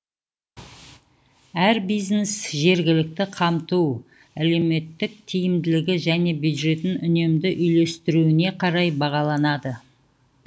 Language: Kazakh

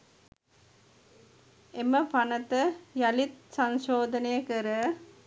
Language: Sinhala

